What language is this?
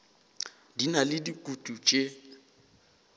Northern Sotho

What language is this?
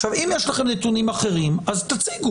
Hebrew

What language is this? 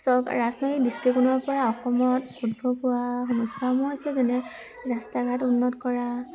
Assamese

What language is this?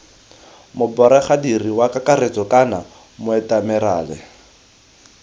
Tswana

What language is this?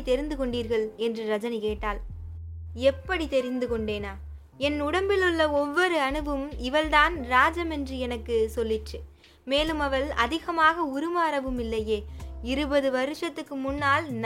Tamil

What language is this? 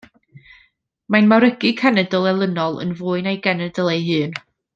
Welsh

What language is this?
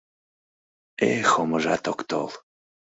Mari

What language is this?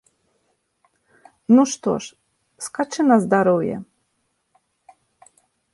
Belarusian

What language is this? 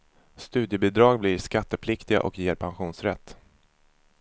Swedish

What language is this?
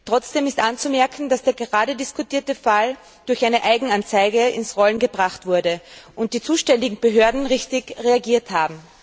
German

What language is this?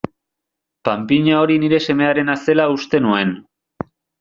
Basque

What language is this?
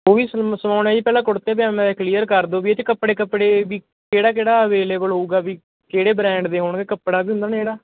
Punjabi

